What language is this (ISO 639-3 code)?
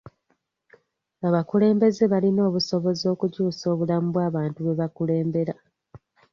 lug